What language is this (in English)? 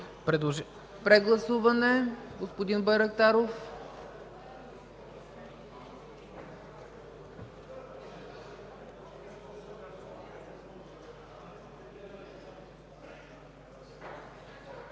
Bulgarian